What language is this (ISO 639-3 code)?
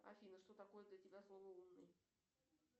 rus